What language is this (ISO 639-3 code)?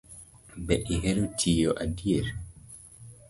luo